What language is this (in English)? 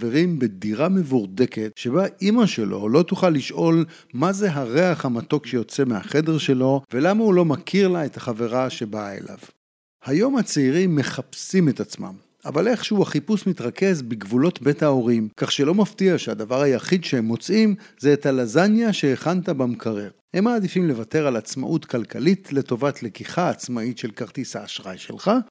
Hebrew